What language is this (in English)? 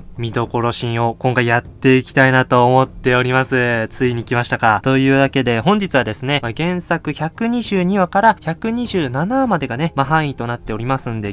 Japanese